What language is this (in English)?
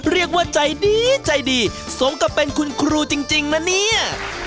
Thai